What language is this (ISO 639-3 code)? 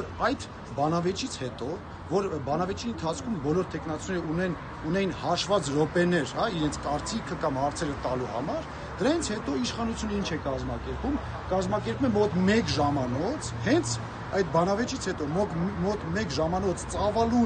ron